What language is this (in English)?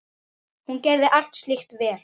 Icelandic